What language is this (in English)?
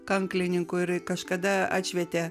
Lithuanian